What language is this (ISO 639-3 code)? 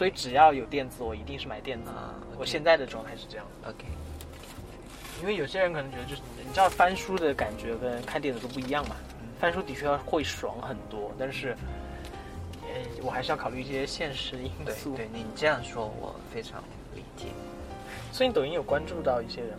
zho